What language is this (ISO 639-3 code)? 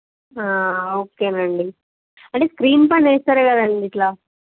tel